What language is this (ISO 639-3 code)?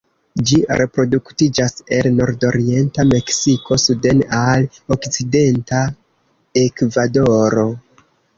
epo